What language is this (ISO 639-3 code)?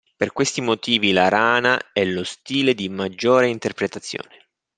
ita